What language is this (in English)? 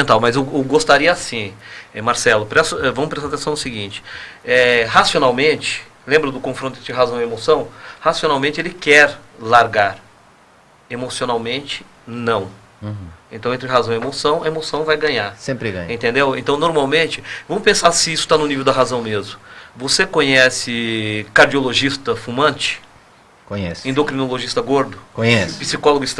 Portuguese